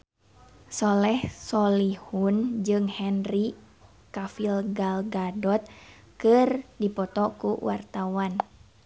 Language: Sundanese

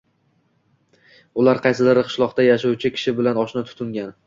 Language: Uzbek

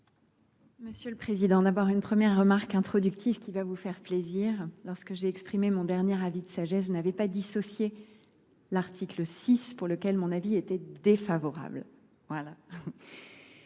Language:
French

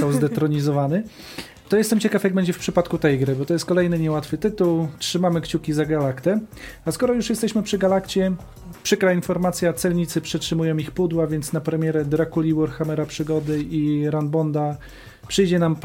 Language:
Polish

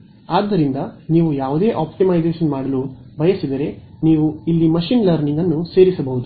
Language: Kannada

